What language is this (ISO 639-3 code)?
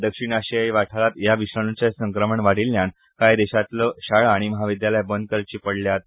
kok